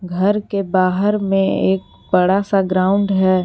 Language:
Hindi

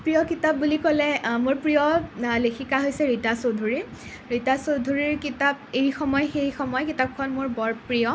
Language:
Assamese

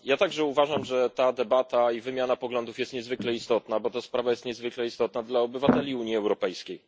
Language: Polish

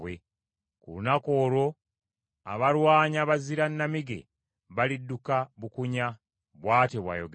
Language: Ganda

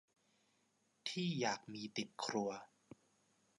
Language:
Thai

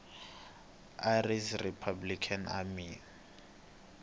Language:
Tsonga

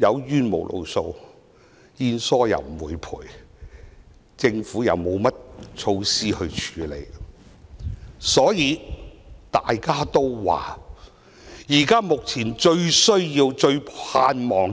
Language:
Cantonese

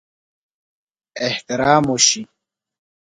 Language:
Pashto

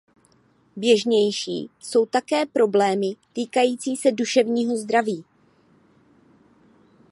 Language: Czech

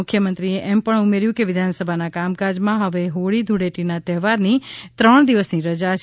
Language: Gujarati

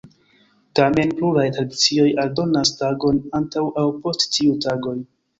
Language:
Esperanto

